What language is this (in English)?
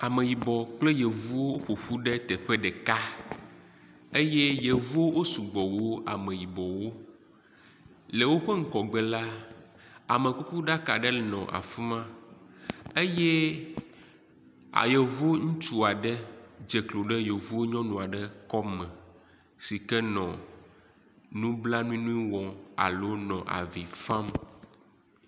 Ewe